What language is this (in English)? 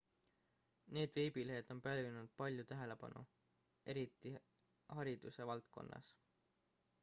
Estonian